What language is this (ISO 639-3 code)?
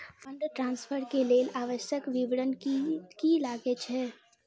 mai